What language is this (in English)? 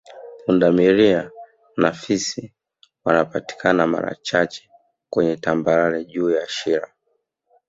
Swahili